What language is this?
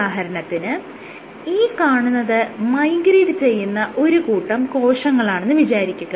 Malayalam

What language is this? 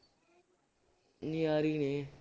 Punjabi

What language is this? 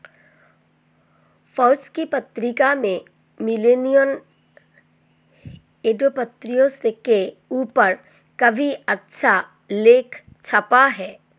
Hindi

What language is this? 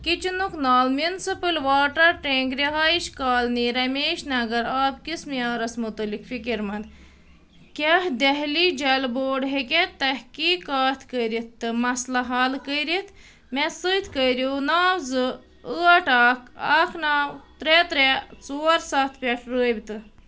Kashmiri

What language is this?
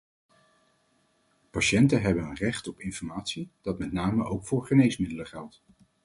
Dutch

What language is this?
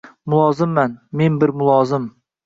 Uzbek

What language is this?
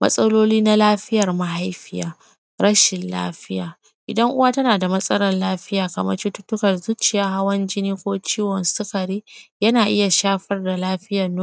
Hausa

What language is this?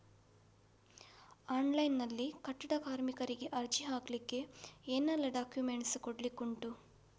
Kannada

